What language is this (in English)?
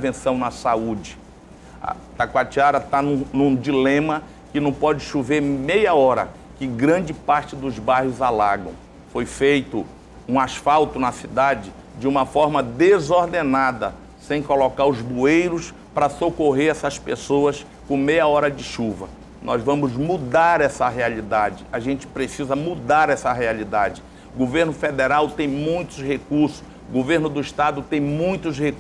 Portuguese